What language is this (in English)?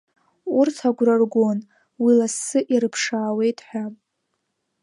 Abkhazian